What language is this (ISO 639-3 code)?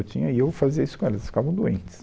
por